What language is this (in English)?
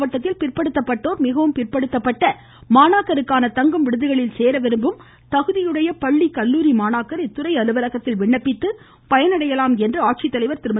Tamil